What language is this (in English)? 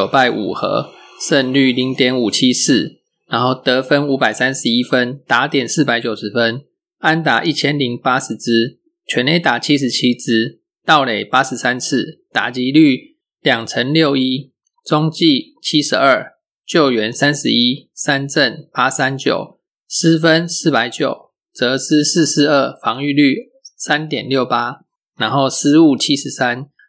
Chinese